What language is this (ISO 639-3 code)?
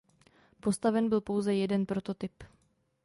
ces